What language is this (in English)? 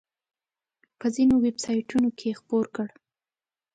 Pashto